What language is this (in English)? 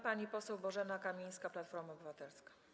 Polish